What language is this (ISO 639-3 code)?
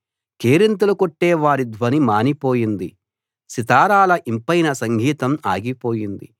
tel